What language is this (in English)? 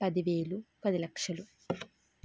Telugu